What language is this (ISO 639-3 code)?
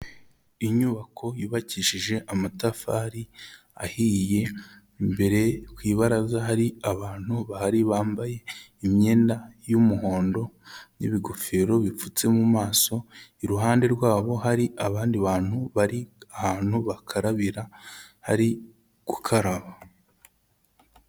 kin